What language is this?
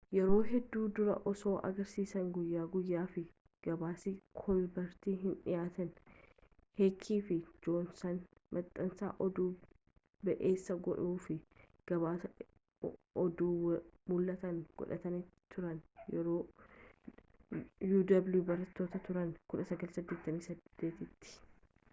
Oromo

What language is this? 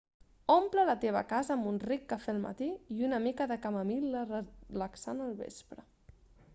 Catalan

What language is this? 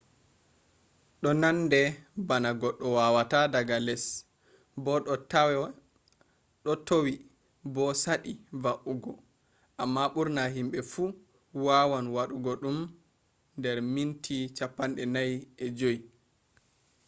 Fula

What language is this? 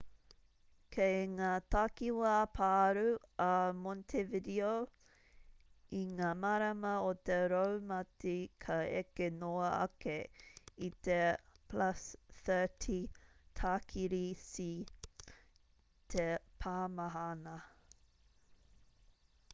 Māori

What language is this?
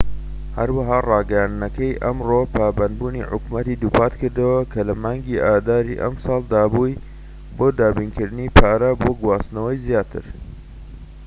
Central Kurdish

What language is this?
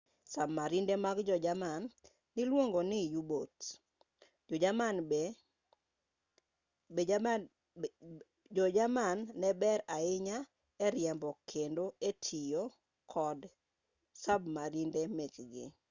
Luo (Kenya and Tanzania)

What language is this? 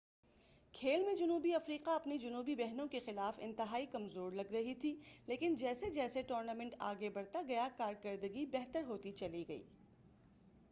Urdu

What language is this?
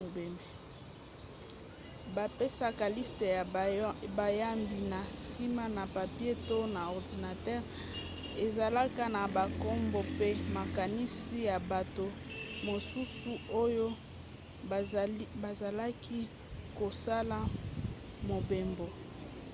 Lingala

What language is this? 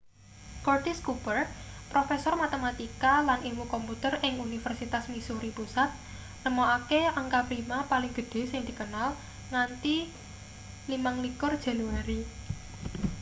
Javanese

